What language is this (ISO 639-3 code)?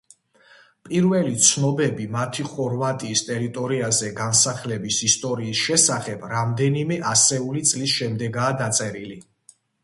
kat